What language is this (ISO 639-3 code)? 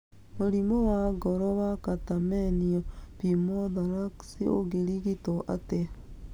kik